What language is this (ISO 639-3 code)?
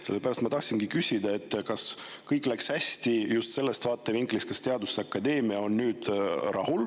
est